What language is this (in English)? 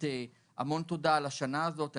Hebrew